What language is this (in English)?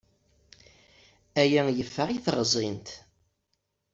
Kabyle